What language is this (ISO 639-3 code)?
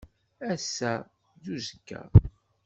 kab